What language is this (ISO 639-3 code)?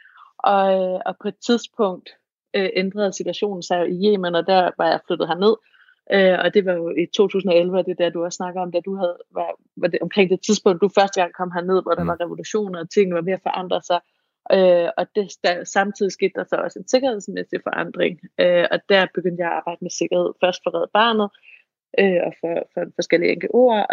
dan